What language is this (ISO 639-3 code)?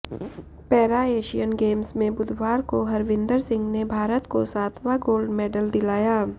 hin